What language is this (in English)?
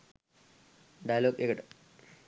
Sinhala